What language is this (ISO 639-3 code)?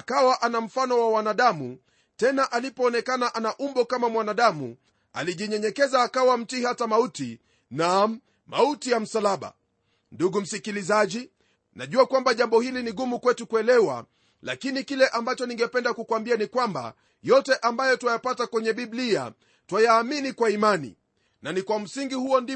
swa